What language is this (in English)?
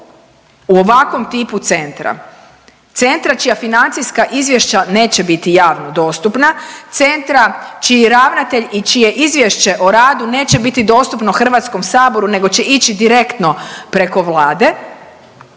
Croatian